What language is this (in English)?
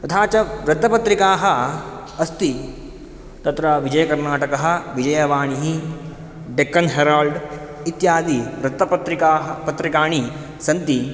Sanskrit